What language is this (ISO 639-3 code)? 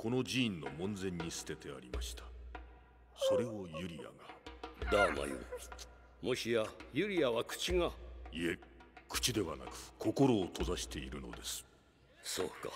jpn